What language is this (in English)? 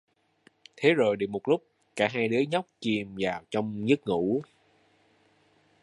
Vietnamese